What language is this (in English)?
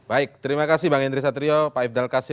Indonesian